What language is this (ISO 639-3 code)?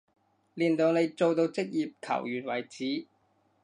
yue